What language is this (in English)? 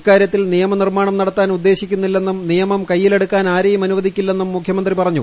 Malayalam